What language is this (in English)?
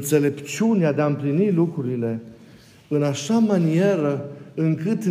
Romanian